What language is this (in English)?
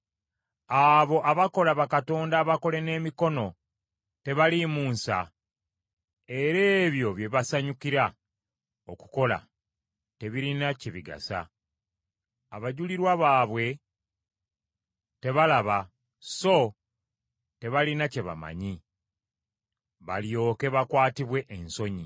Ganda